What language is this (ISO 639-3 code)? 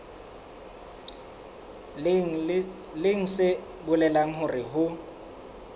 sot